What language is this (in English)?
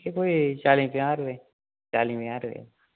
Dogri